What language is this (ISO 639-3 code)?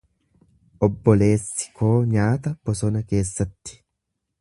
orm